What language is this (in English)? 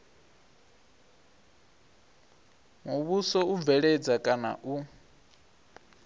Venda